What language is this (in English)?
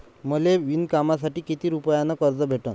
Marathi